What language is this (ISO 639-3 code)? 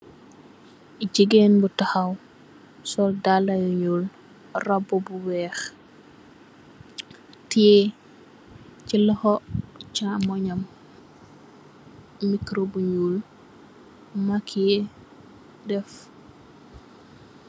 wol